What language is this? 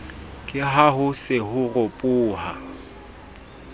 Southern Sotho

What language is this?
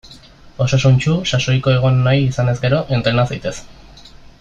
Basque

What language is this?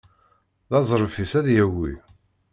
Kabyle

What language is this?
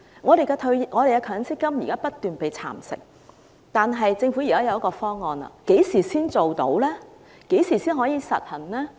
Cantonese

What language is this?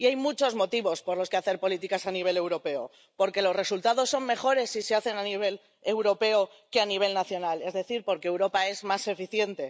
Spanish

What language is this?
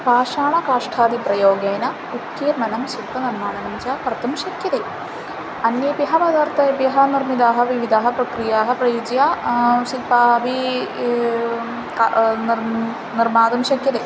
Sanskrit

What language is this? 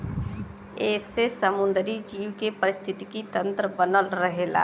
Bhojpuri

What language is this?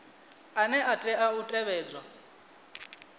Venda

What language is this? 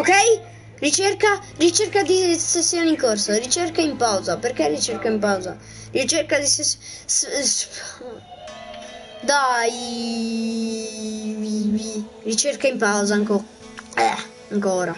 Italian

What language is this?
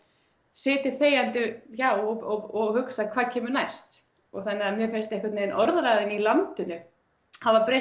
Icelandic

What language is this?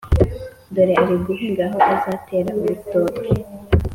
Kinyarwanda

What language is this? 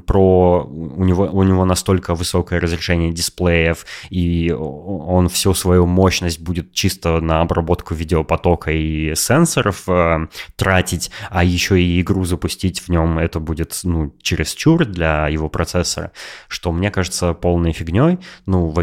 Russian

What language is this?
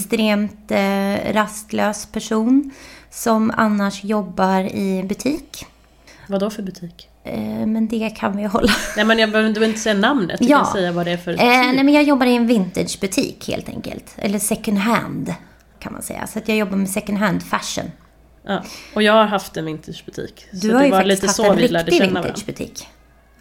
Swedish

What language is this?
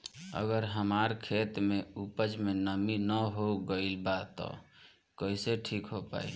Bhojpuri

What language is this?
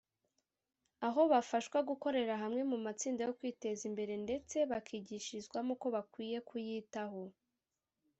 Kinyarwanda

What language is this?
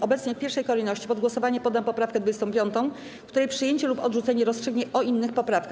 Polish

